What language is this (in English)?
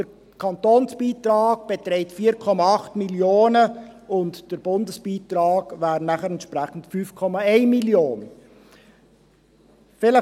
Swiss German